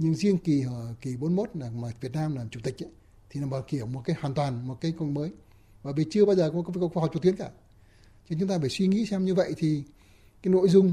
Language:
Vietnamese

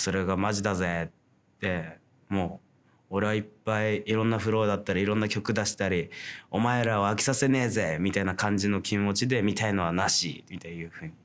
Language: Japanese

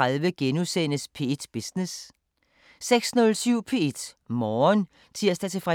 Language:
Danish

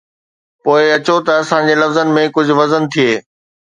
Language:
Sindhi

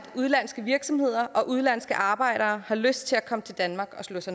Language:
Danish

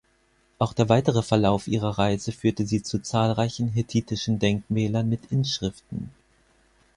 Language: German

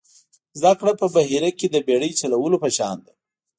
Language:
Pashto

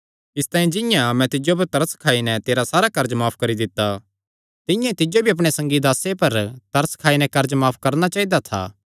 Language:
Kangri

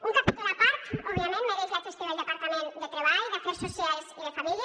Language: Catalan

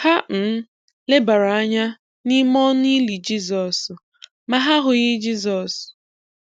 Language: Igbo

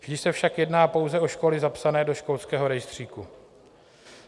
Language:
Czech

